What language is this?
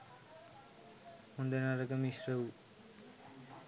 Sinhala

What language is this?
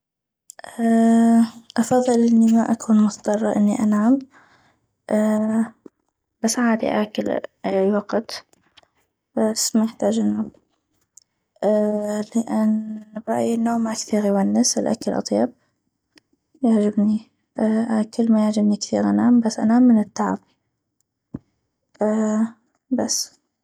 North Mesopotamian Arabic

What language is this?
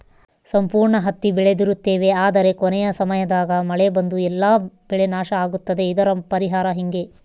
Kannada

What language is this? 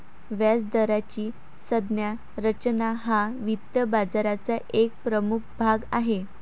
Marathi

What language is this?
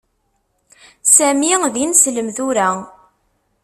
Kabyle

